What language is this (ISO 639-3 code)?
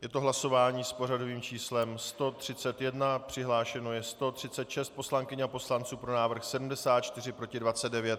ces